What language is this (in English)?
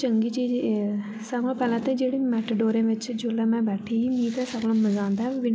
Dogri